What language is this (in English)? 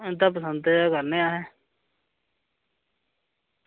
Dogri